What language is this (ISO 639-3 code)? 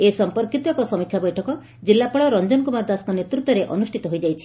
ori